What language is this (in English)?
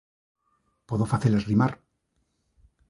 Galician